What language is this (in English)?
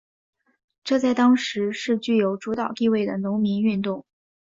Chinese